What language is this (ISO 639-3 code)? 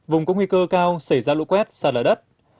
vie